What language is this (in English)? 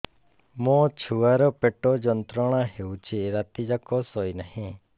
Odia